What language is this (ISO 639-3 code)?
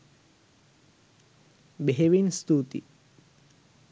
sin